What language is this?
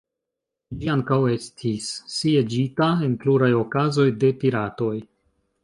Esperanto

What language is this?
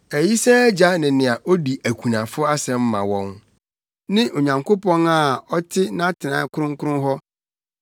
Akan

